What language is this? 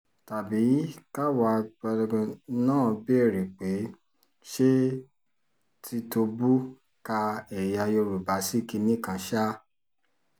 Yoruba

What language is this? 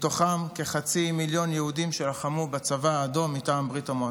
Hebrew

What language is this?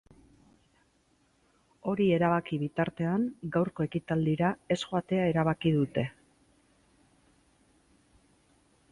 Basque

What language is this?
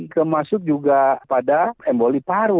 Indonesian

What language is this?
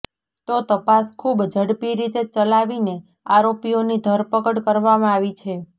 Gujarati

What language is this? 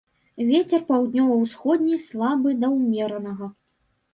Belarusian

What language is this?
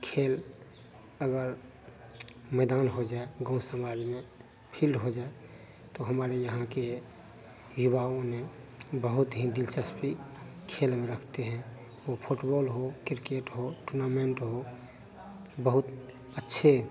Hindi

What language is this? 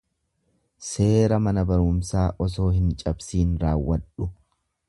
Oromo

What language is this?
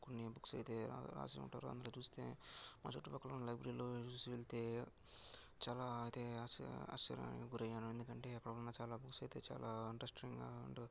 Telugu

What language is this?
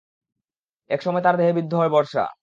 Bangla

